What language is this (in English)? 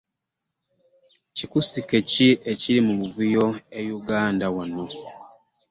Ganda